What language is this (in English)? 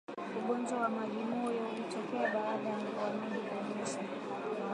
Swahili